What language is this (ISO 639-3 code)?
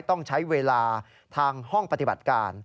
tha